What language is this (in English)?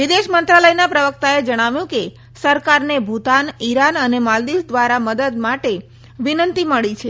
Gujarati